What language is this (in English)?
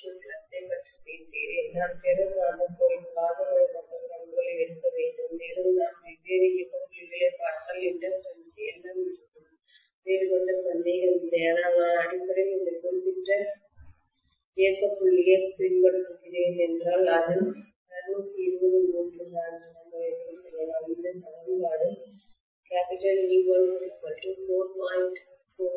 Tamil